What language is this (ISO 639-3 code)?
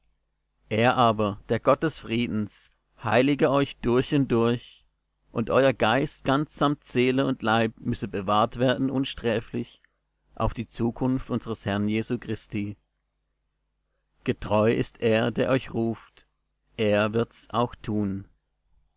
deu